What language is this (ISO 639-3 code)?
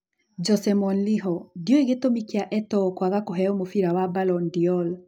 kik